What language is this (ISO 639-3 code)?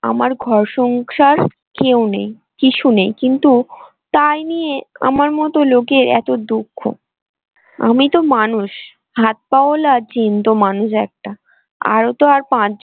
ben